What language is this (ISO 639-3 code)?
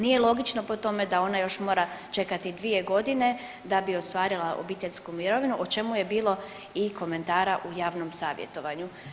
hrv